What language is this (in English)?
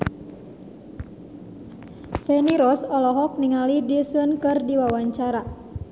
Sundanese